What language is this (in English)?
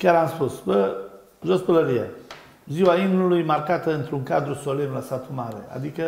Romanian